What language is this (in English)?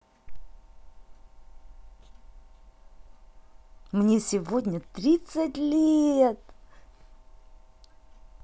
Russian